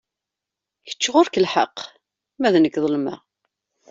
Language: Kabyle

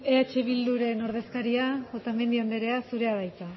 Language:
Basque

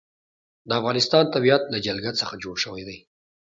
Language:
Pashto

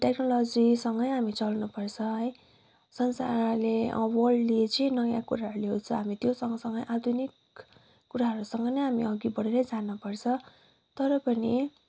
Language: Nepali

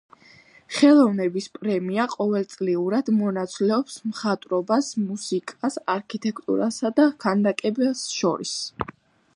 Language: Georgian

